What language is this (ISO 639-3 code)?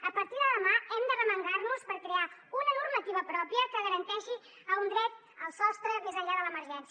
cat